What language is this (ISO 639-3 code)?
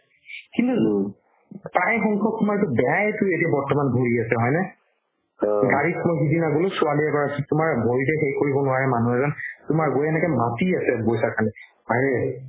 asm